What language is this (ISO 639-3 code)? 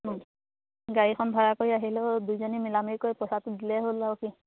asm